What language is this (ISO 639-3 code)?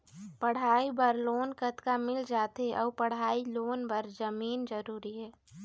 hne